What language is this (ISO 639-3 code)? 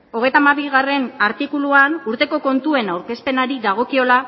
eus